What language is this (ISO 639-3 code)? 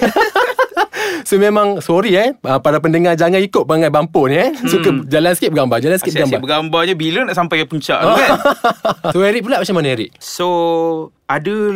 msa